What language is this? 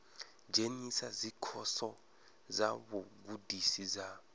Venda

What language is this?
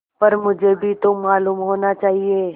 Hindi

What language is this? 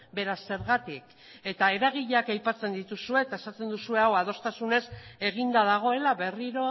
Basque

